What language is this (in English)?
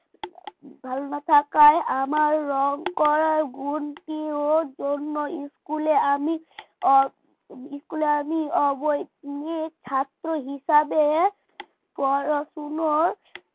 Bangla